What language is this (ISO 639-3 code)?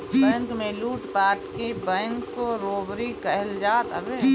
bho